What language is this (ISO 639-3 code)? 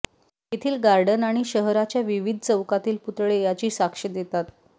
mar